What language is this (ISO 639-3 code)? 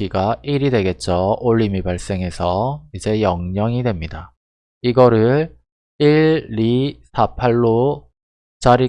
kor